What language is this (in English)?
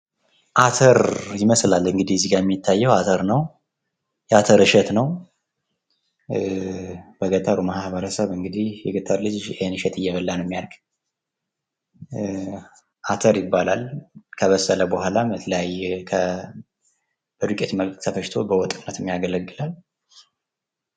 Amharic